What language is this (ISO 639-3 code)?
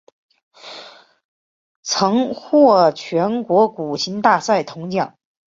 zho